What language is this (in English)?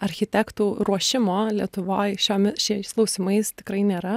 Lithuanian